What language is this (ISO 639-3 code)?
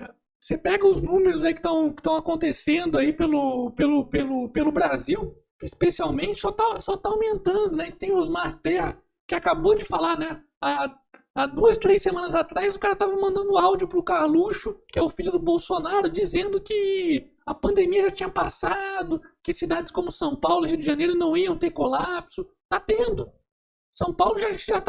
por